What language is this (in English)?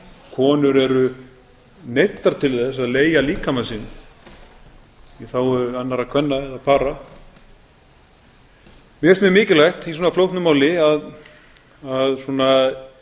Icelandic